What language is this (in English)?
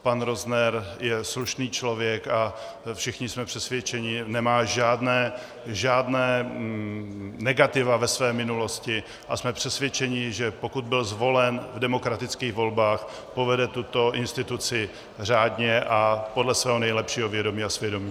Czech